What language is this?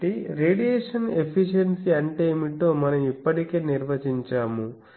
Telugu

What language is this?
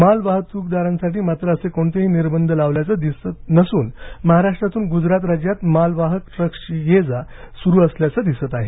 Marathi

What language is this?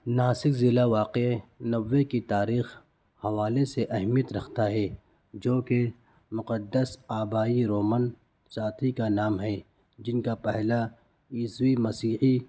Urdu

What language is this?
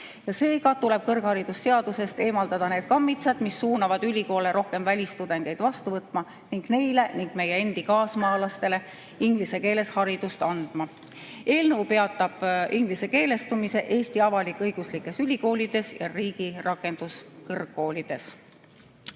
Estonian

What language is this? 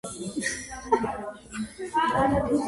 Georgian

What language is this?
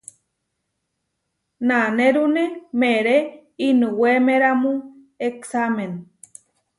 Huarijio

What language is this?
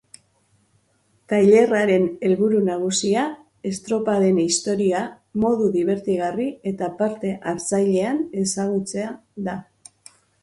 Basque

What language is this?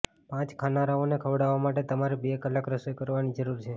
Gujarati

